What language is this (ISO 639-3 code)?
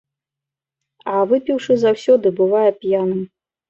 bel